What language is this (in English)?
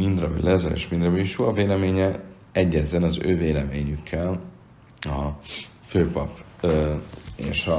Hungarian